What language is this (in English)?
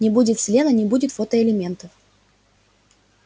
Russian